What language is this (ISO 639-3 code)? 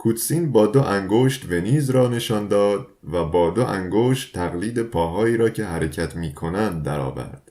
fas